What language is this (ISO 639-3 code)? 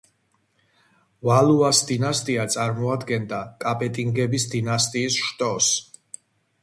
kat